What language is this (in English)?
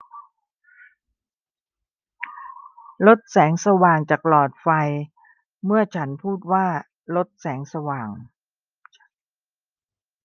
Thai